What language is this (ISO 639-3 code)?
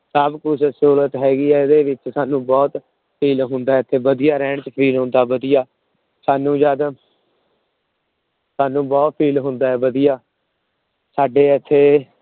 pan